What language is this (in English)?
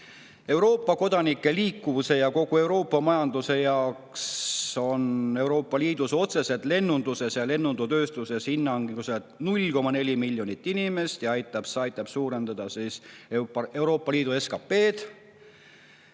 Estonian